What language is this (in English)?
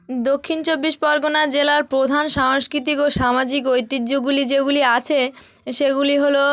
Bangla